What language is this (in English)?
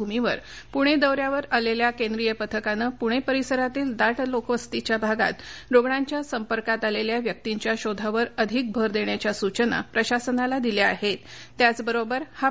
Marathi